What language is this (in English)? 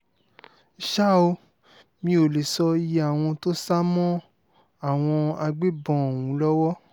Yoruba